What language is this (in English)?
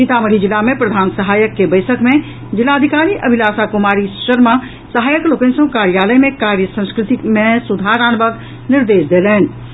Maithili